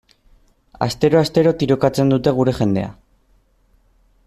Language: Basque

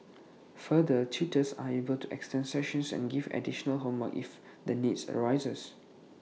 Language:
English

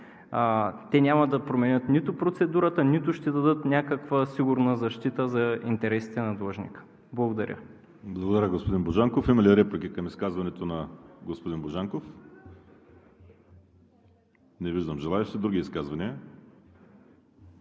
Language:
Bulgarian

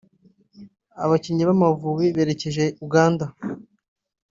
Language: Kinyarwanda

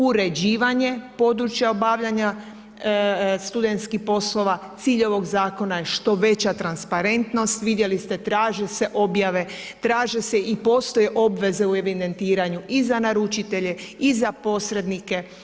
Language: Croatian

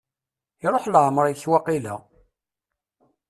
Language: Kabyle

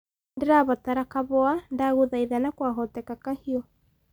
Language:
Kikuyu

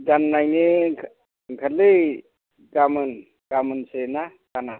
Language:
Bodo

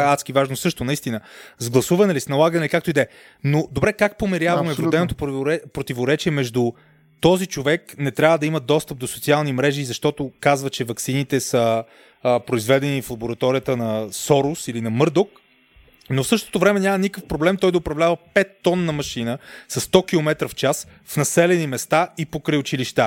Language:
Bulgarian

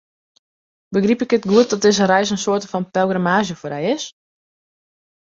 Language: Western Frisian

